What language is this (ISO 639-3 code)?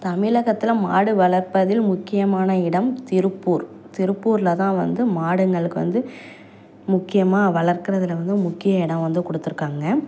tam